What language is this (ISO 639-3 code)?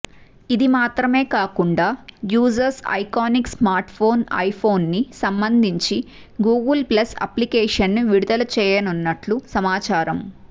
tel